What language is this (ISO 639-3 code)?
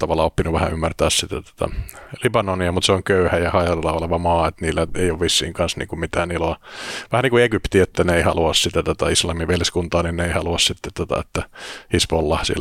fin